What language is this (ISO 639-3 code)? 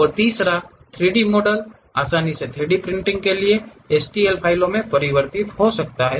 hin